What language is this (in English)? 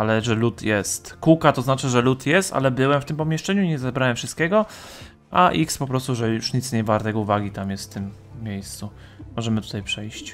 Polish